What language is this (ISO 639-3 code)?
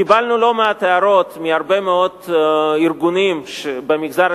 heb